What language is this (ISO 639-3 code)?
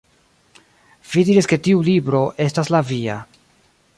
epo